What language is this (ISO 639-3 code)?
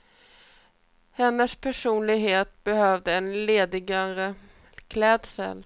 swe